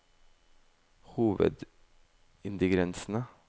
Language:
Norwegian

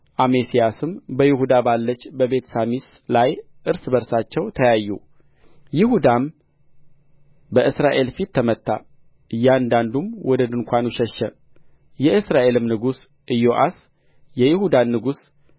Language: Amharic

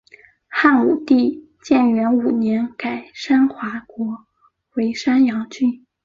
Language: Chinese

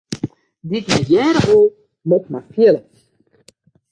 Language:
Western Frisian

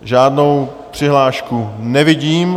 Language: Czech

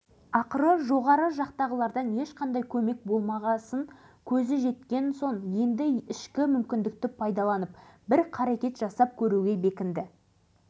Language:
Kazakh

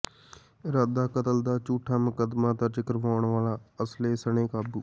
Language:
Punjabi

